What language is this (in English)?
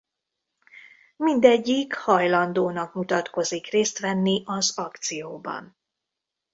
Hungarian